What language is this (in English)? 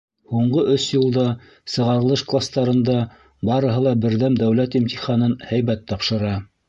Bashkir